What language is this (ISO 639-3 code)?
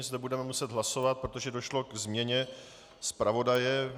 ces